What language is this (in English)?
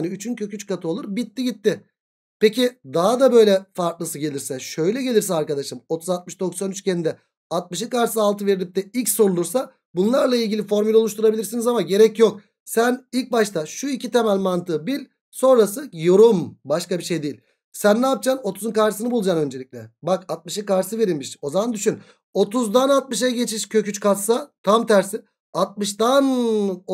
Turkish